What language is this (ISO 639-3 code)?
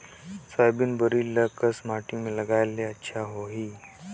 hne